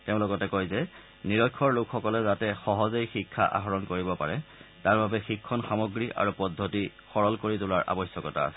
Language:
Assamese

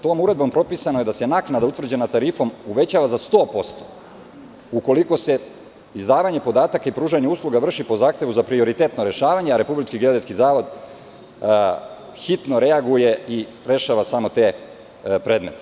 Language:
Serbian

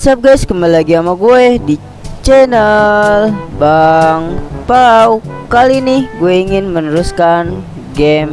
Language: Indonesian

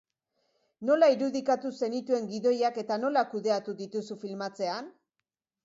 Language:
Basque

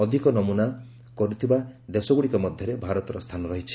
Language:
Odia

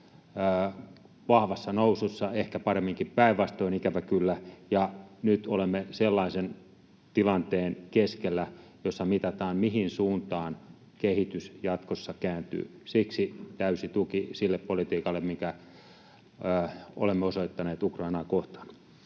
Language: Finnish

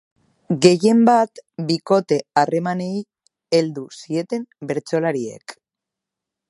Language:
Basque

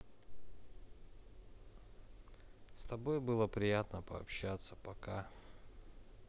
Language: Russian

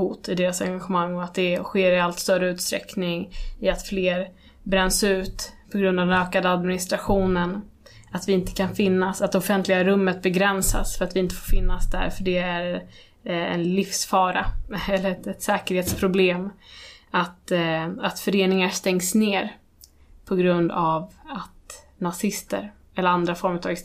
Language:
Swedish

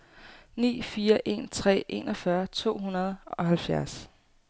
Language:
Danish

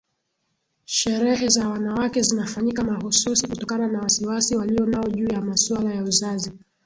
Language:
Swahili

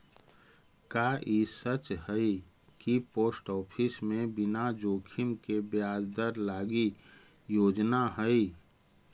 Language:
Magahi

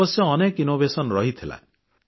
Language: Odia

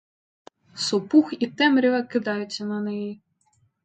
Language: Ukrainian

